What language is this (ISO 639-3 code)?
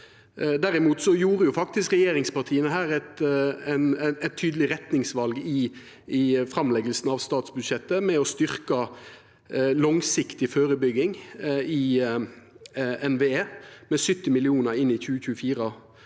nor